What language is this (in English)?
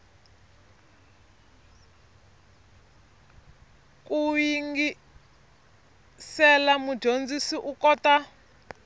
Tsonga